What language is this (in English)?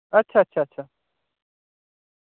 Dogri